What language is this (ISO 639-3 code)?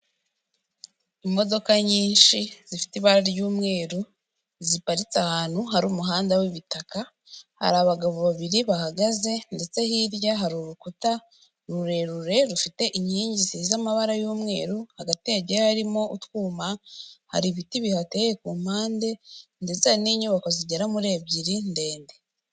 kin